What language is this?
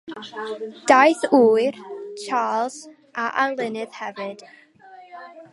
Welsh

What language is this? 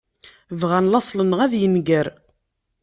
Kabyle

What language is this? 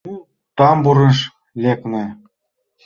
Mari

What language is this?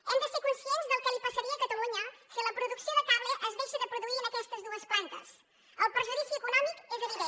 Catalan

